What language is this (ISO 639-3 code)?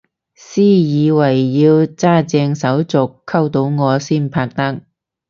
yue